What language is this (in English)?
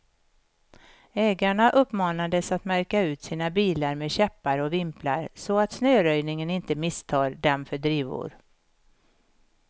Swedish